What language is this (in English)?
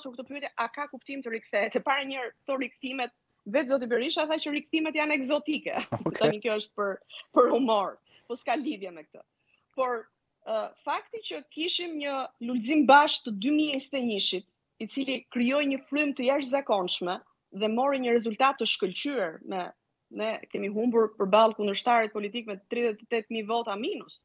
Romanian